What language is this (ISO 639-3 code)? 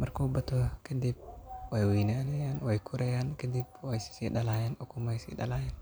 som